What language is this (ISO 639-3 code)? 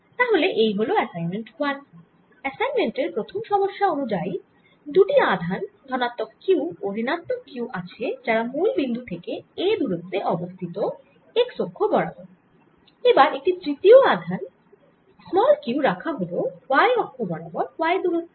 ben